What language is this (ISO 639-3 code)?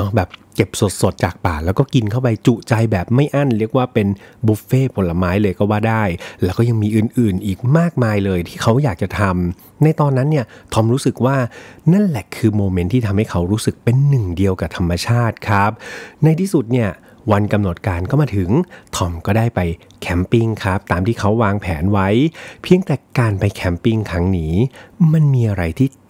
tha